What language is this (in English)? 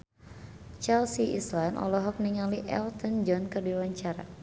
Sundanese